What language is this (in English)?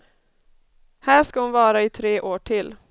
Swedish